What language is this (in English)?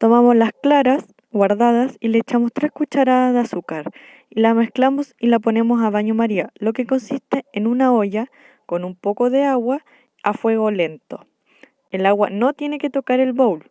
Spanish